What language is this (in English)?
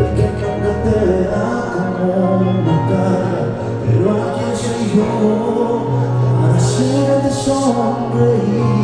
Spanish